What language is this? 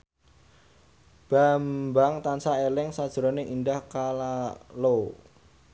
Javanese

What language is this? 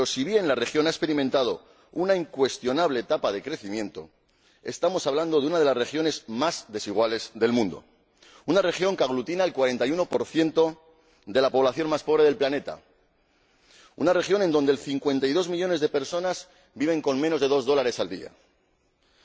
Spanish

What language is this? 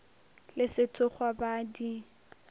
Northern Sotho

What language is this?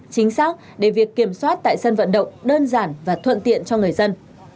Vietnamese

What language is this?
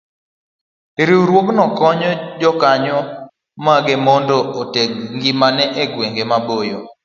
Luo (Kenya and Tanzania)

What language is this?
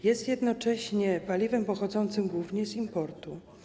Polish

